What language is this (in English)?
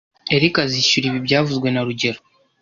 Kinyarwanda